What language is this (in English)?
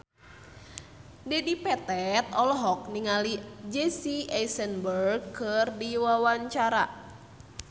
Sundanese